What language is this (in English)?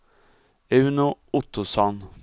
Swedish